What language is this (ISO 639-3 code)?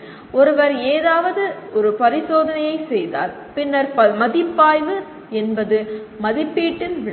tam